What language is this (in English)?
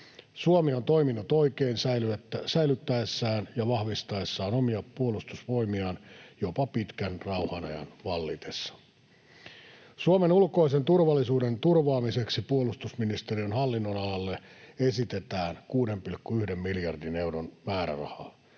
Finnish